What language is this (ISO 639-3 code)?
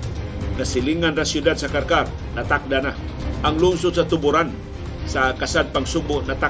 fil